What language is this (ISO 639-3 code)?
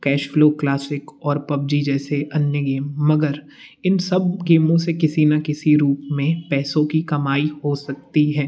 hin